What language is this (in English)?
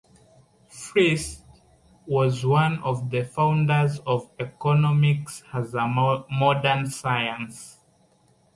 English